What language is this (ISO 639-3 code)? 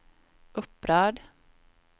swe